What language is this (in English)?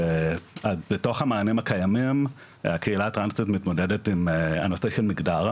Hebrew